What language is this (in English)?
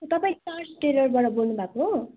Nepali